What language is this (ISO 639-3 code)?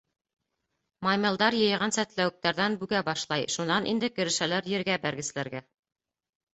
bak